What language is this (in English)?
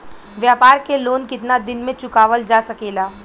Bhojpuri